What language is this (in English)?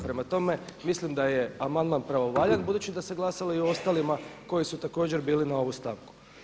Croatian